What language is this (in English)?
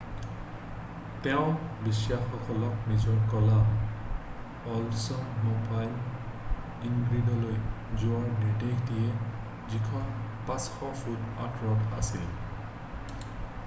Assamese